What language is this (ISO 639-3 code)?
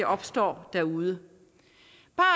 dan